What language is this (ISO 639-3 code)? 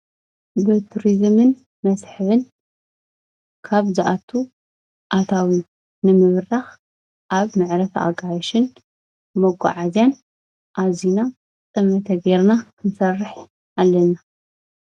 tir